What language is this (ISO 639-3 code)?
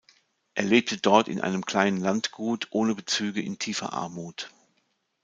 deu